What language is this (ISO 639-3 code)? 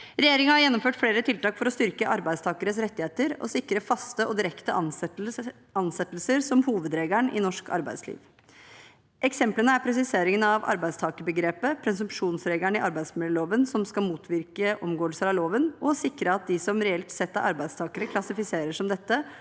nor